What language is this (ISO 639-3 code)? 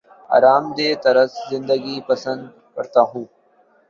urd